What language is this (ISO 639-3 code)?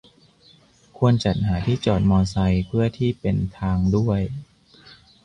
tha